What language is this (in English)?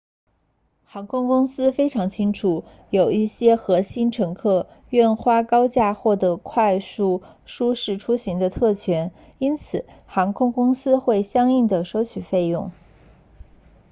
Chinese